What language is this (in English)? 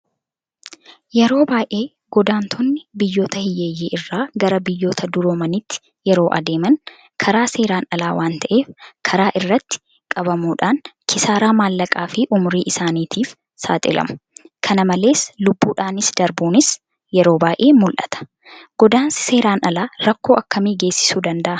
Oromo